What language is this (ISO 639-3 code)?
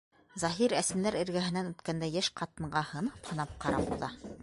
bak